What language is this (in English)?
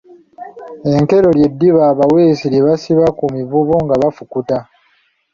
Ganda